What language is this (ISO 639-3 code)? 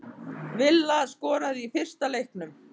isl